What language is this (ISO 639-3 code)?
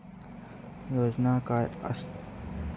mar